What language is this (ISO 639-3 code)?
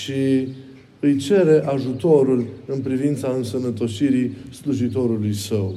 ron